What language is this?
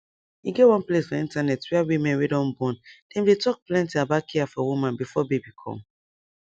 Nigerian Pidgin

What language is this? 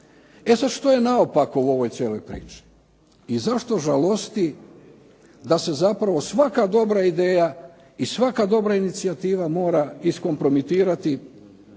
Croatian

